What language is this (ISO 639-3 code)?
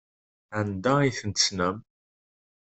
kab